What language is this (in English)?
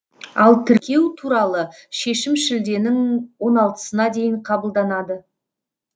Kazakh